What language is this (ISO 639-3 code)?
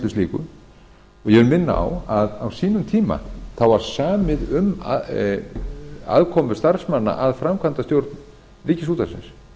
isl